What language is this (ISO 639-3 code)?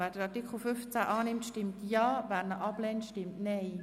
gsw